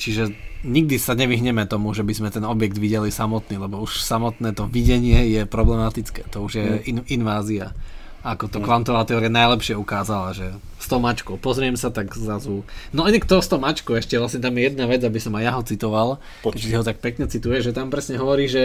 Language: Slovak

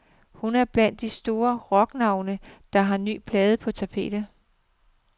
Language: Danish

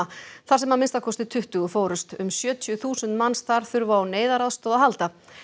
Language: Icelandic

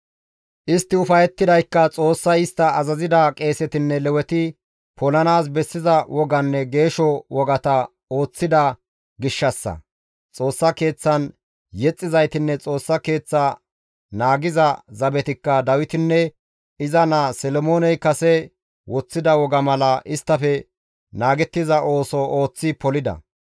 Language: Gamo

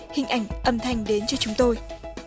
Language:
Vietnamese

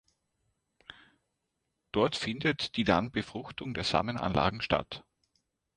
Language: German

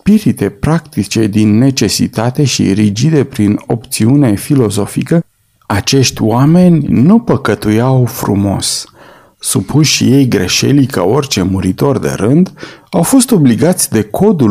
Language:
Romanian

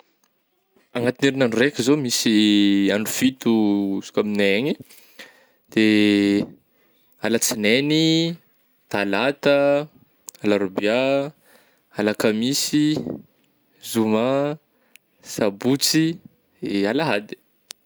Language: Northern Betsimisaraka Malagasy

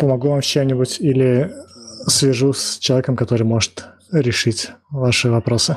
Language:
Russian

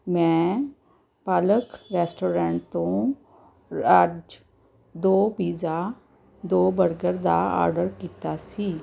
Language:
Punjabi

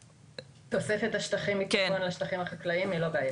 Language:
Hebrew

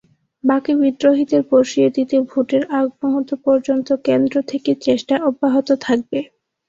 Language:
Bangla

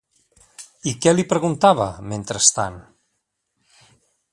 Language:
Catalan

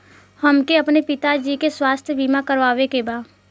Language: Bhojpuri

